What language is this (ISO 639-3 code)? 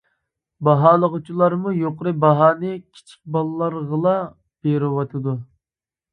uig